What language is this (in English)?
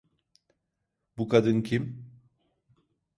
Turkish